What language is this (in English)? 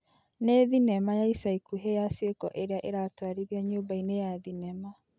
Kikuyu